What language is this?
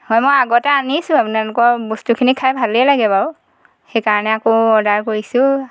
Assamese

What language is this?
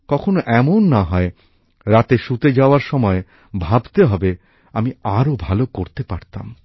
Bangla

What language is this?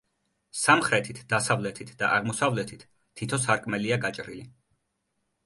Georgian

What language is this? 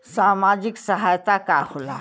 Bhojpuri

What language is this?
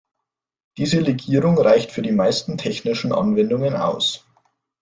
German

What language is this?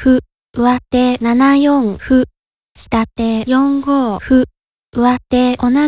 Japanese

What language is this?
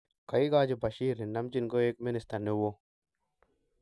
Kalenjin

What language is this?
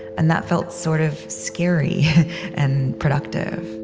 English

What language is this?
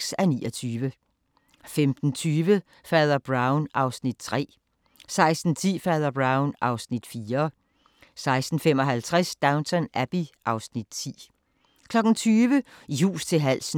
Danish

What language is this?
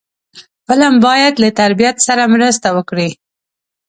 Pashto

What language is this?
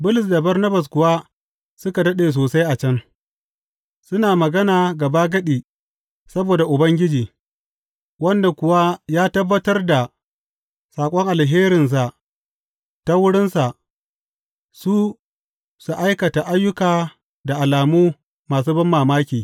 Hausa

